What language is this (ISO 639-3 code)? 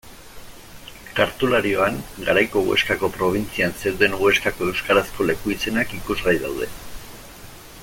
eus